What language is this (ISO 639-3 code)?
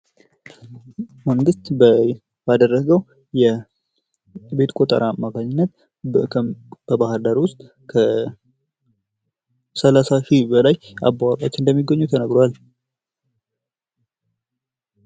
amh